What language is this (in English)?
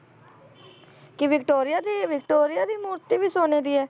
Punjabi